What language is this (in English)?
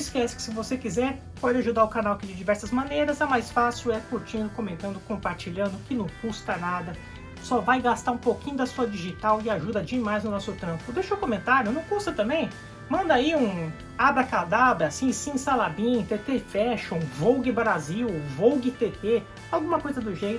Portuguese